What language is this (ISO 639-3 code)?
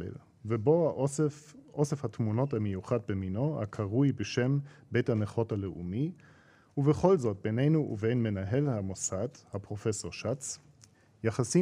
heb